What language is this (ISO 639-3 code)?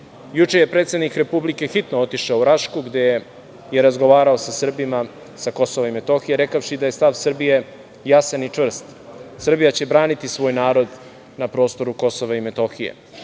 srp